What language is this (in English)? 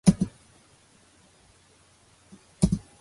Georgian